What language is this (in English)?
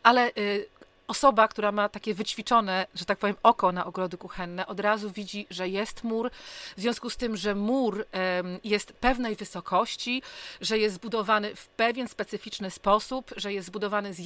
Polish